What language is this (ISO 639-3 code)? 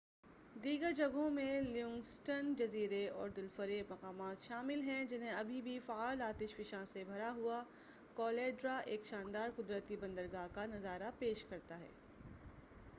urd